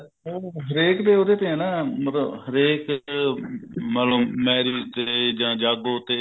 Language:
Punjabi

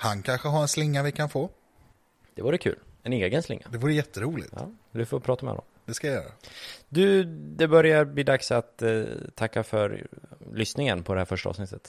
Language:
Swedish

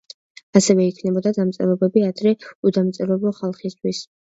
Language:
Georgian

